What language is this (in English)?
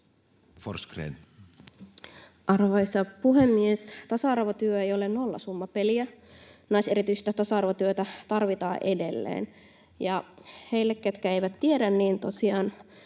Finnish